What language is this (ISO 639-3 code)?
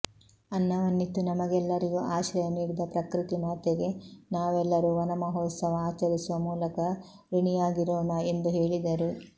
kan